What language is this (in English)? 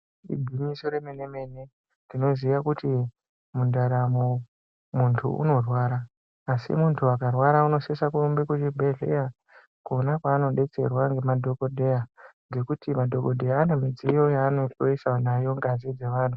Ndau